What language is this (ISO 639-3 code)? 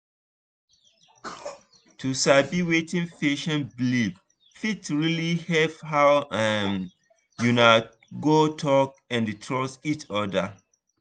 pcm